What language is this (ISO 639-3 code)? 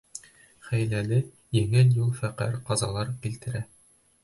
bak